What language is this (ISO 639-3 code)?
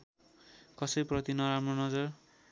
nep